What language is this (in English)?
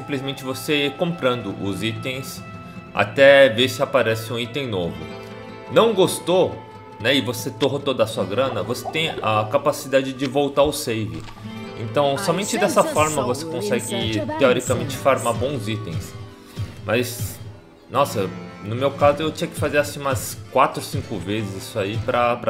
Portuguese